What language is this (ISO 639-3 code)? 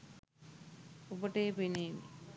sin